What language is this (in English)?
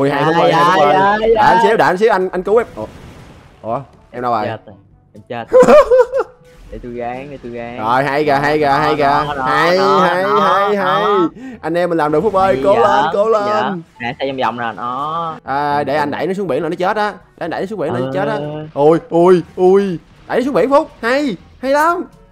Vietnamese